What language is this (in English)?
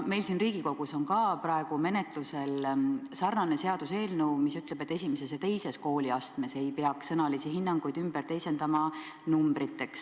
Estonian